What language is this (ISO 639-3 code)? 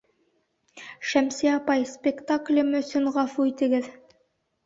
bak